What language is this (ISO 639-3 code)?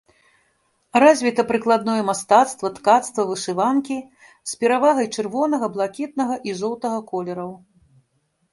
bel